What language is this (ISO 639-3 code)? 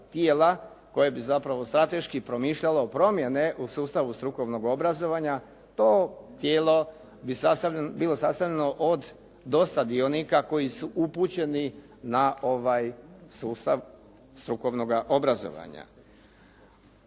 hrv